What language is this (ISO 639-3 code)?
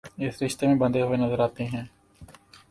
urd